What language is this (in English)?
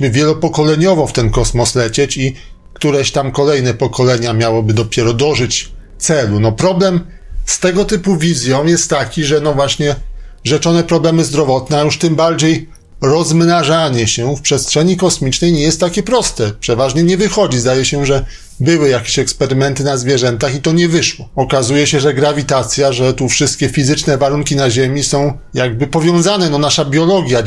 Polish